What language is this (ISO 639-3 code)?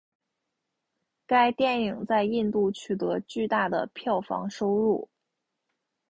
zho